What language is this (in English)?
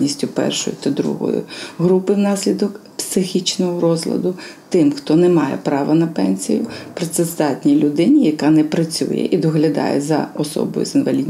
Ukrainian